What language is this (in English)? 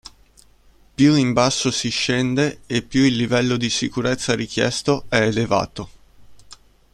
Italian